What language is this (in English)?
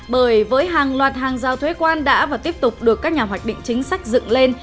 Vietnamese